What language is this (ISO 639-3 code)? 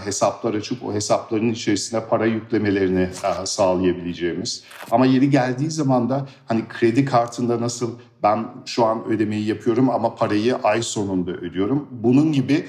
tur